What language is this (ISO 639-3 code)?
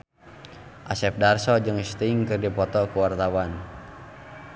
sun